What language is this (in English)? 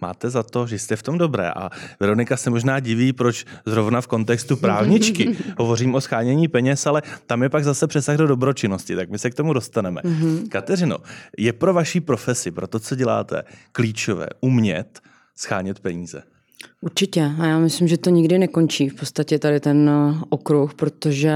Czech